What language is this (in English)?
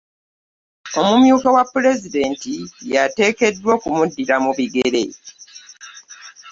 Ganda